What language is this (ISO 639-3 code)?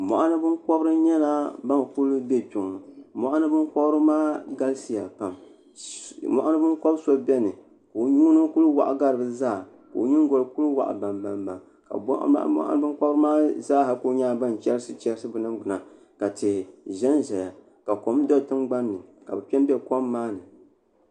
dag